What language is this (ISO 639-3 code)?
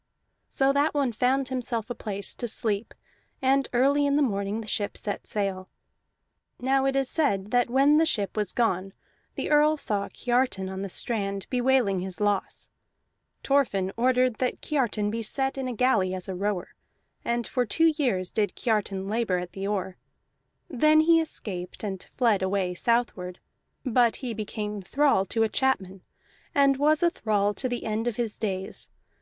eng